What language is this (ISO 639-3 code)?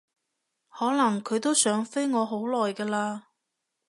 yue